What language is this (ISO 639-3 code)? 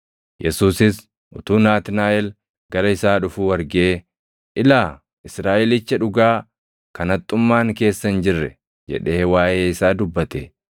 orm